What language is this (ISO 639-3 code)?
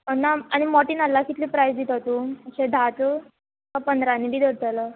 kok